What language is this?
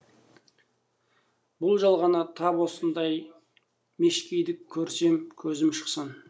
Kazakh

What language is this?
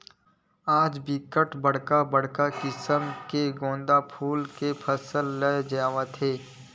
Chhattisgarhi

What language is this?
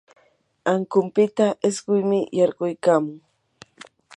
Yanahuanca Pasco Quechua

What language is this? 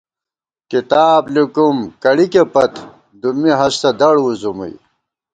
Gawar-Bati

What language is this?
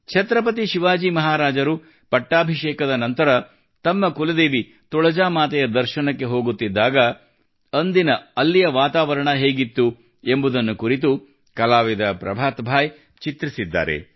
Kannada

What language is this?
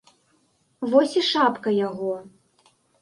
Belarusian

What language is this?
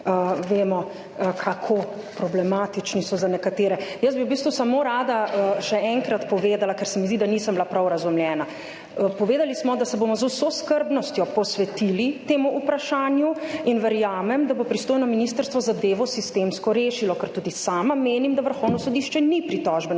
Slovenian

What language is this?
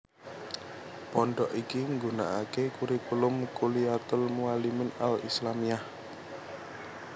Javanese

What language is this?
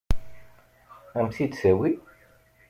Kabyle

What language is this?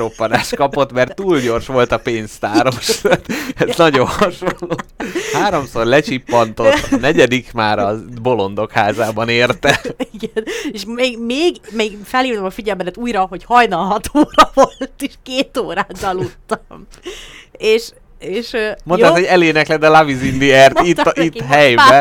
Hungarian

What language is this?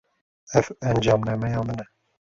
Kurdish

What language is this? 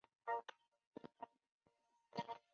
Chinese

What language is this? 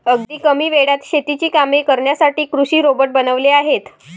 Marathi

